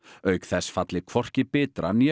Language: Icelandic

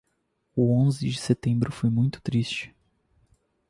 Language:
Portuguese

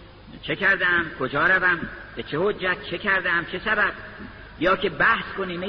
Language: Persian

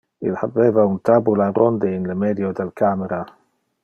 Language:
Interlingua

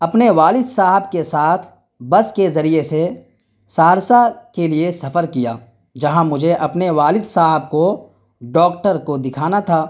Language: Urdu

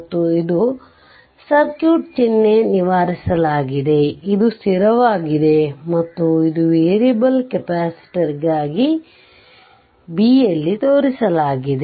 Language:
Kannada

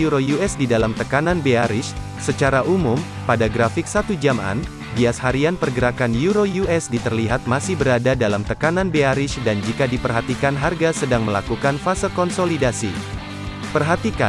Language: Indonesian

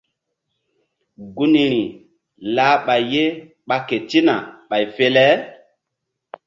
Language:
Mbum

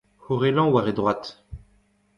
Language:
Breton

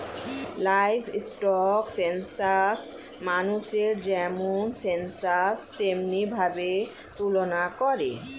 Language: Bangla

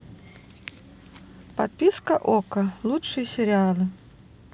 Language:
Russian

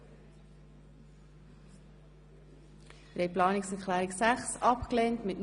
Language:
Swiss German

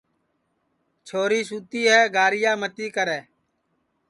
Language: Sansi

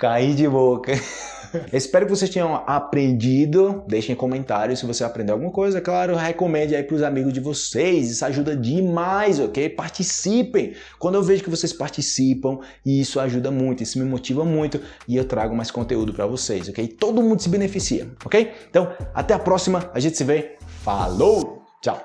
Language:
Portuguese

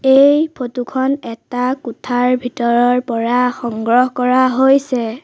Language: Assamese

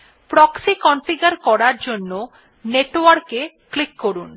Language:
Bangla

